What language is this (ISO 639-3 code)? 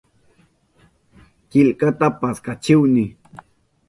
qup